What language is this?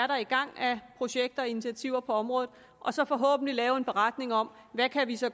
Danish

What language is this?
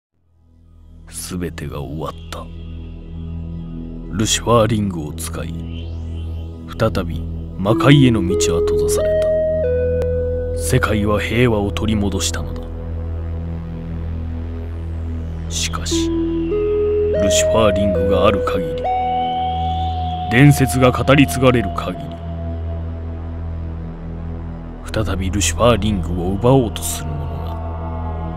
Japanese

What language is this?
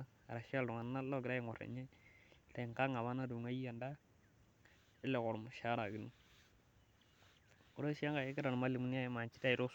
Masai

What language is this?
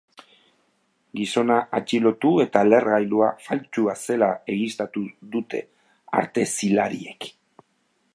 Basque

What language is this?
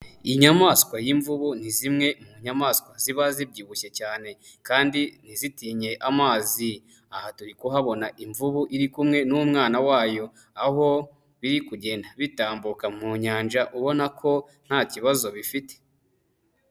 Kinyarwanda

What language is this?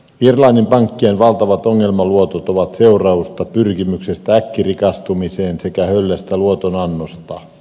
Finnish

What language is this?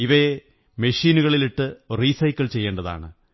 Malayalam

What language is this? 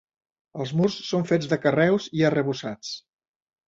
Catalan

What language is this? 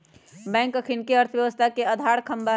Magahi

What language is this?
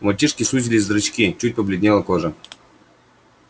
Russian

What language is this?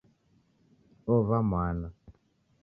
Taita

